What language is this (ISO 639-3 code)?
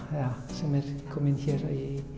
isl